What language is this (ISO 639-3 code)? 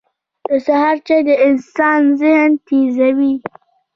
pus